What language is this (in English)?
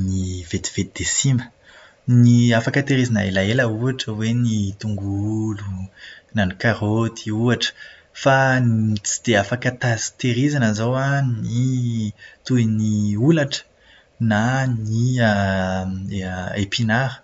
Malagasy